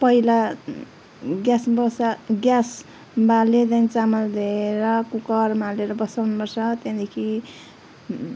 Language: Nepali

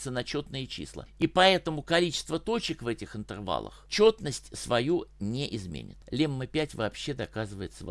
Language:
Russian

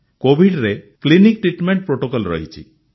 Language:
Odia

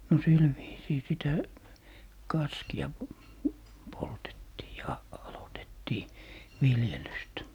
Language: Finnish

